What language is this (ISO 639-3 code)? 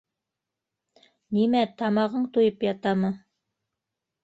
bak